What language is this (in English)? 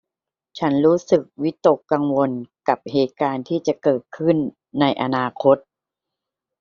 Thai